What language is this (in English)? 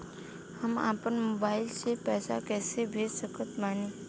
Bhojpuri